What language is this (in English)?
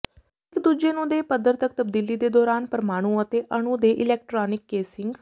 Punjabi